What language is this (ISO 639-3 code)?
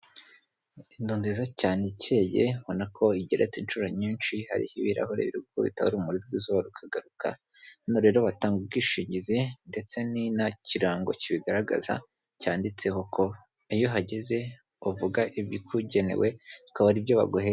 kin